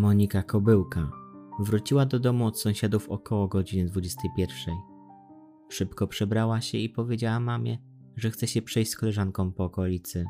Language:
Polish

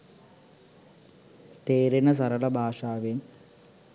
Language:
Sinhala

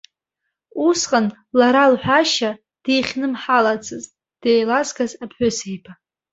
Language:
Abkhazian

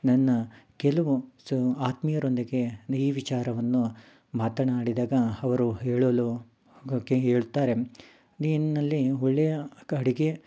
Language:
Kannada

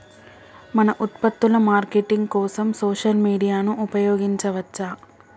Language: Telugu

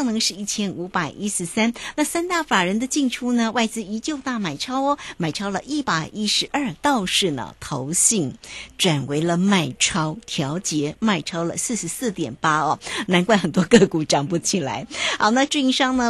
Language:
Chinese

